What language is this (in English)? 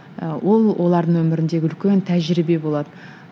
Kazakh